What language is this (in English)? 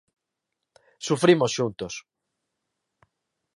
Galician